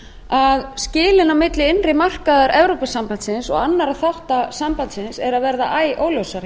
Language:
Icelandic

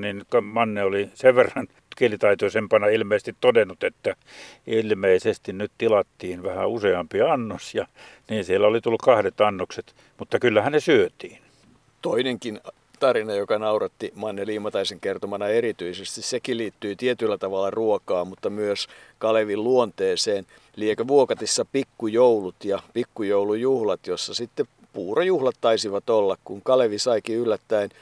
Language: Finnish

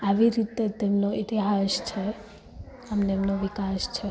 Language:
Gujarati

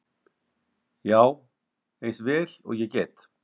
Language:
Icelandic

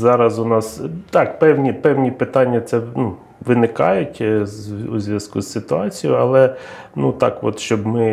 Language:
Ukrainian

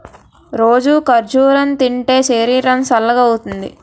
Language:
Telugu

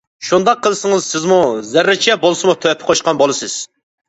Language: Uyghur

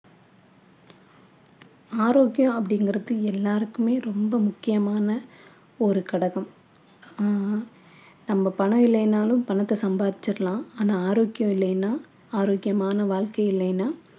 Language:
Tamil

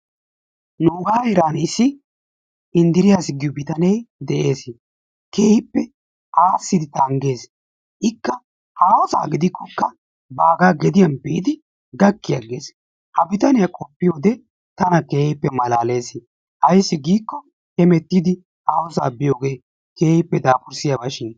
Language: Wolaytta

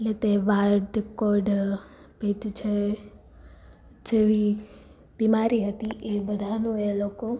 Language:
Gujarati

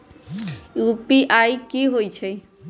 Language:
Magahi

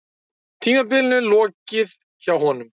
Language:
Icelandic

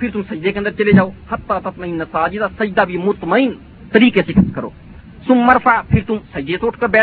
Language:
Urdu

